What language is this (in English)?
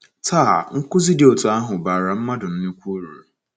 Igbo